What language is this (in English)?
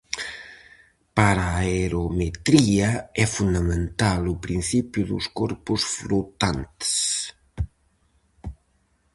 Galician